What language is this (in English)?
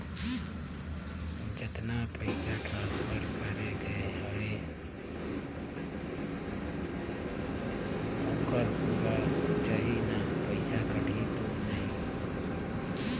Chhattisgarhi